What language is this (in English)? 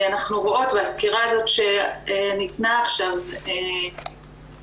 Hebrew